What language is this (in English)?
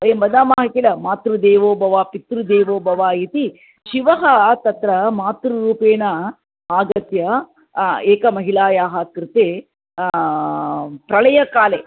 Sanskrit